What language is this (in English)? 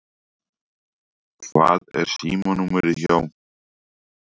Icelandic